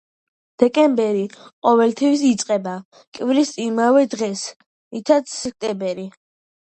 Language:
Georgian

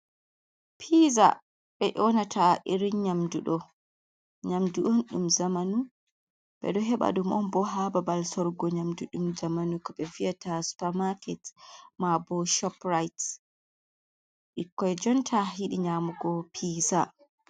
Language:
Fula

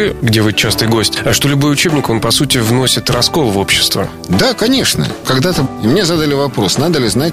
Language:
Russian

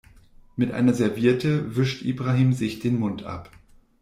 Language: German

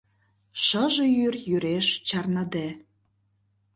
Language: Mari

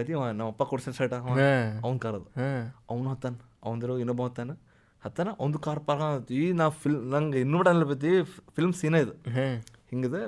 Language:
Kannada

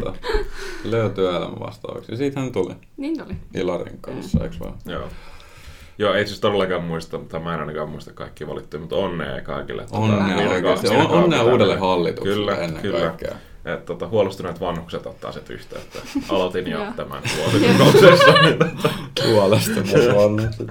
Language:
Finnish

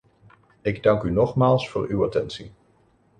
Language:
Dutch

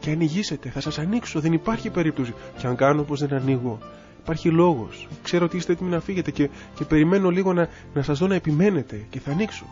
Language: Greek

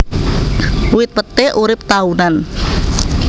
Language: Javanese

